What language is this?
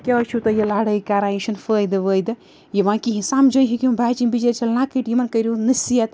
Kashmiri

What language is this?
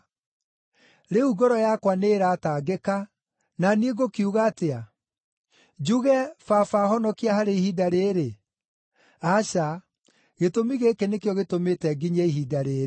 Kikuyu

